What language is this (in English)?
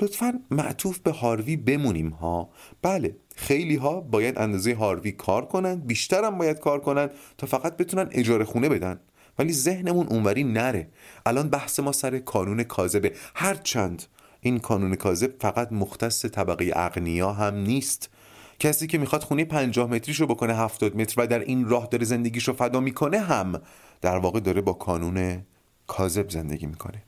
Persian